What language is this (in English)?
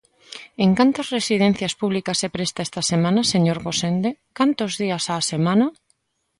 Galician